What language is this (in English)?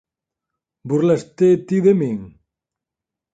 Galician